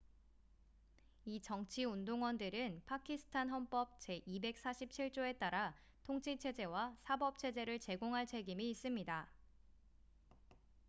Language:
Korean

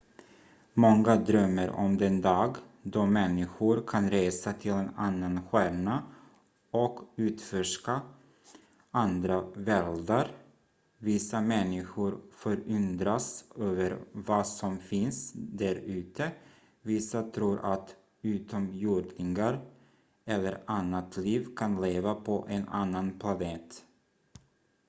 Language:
Swedish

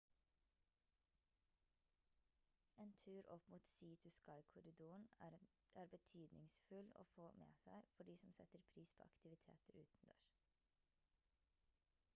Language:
Norwegian Bokmål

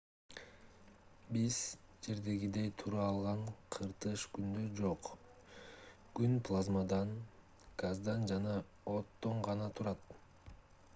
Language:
Kyrgyz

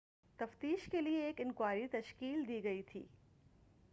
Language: Urdu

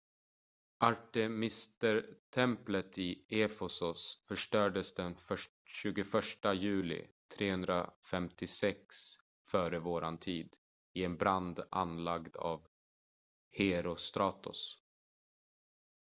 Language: Swedish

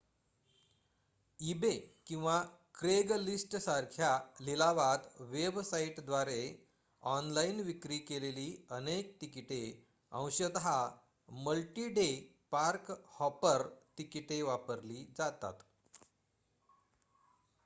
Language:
Marathi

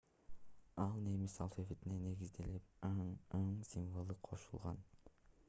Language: Kyrgyz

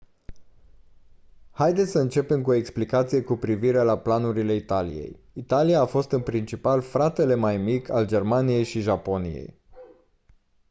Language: Romanian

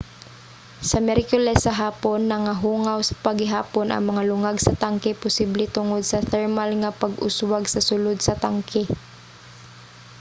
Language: Cebuano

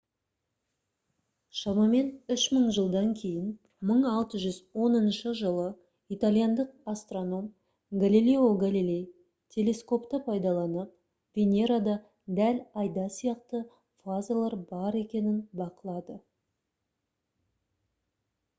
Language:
Kazakh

